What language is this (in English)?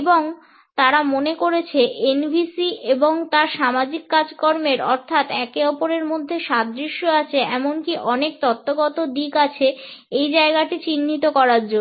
Bangla